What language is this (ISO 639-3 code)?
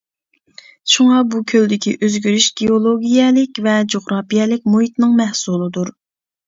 uig